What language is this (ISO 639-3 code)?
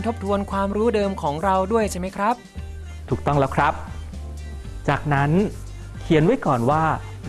tha